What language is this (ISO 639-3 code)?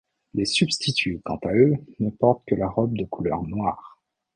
fra